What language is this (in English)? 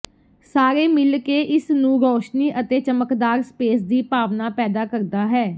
Punjabi